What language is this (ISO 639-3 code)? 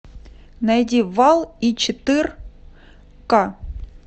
rus